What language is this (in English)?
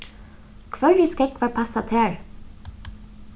Faroese